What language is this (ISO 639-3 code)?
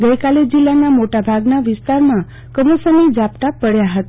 guj